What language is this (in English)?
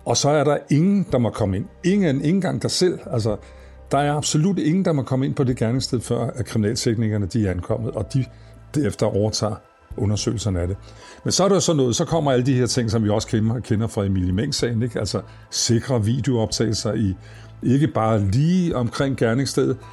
Danish